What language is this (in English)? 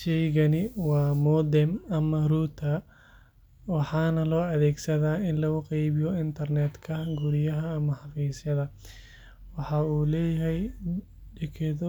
Somali